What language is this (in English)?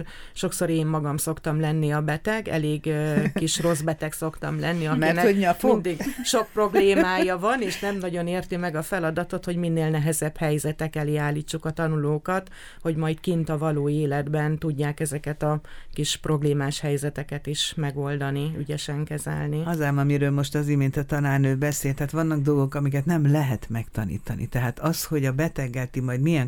Hungarian